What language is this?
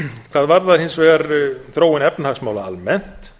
Icelandic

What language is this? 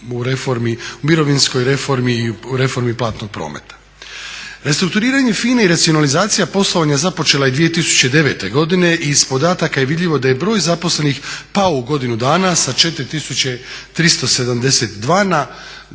Croatian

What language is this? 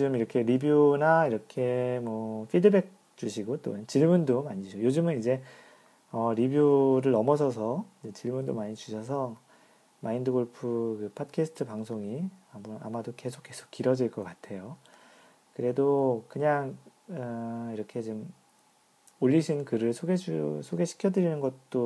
Korean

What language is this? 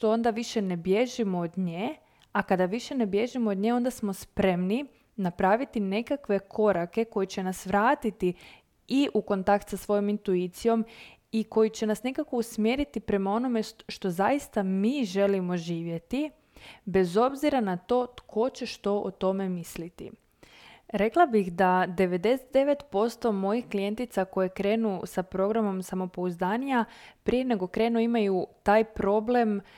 Croatian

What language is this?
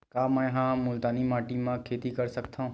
Chhattisgarhi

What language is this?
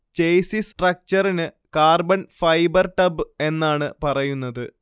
Malayalam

